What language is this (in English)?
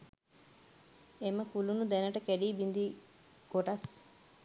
Sinhala